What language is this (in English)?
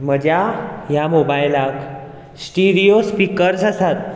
Konkani